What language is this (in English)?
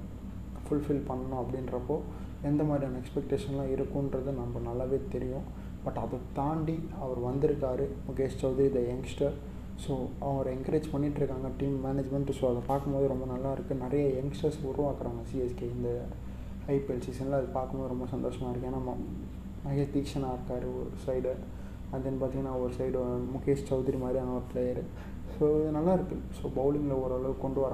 Tamil